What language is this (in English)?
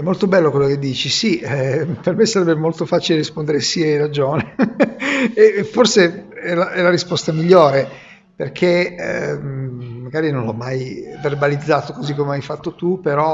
Italian